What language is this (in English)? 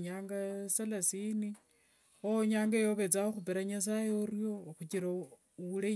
Wanga